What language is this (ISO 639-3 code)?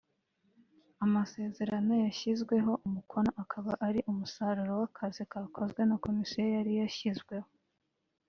kin